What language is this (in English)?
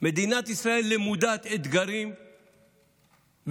Hebrew